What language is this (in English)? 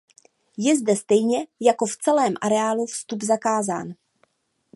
Czech